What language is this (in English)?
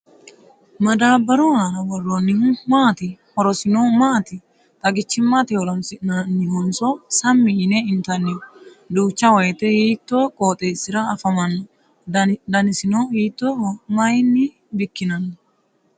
Sidamo